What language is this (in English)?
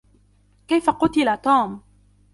Arabic